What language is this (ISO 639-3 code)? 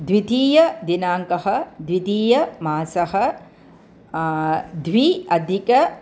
san